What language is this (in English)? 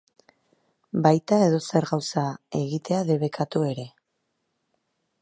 Basque